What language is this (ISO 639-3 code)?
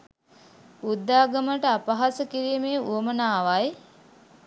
sin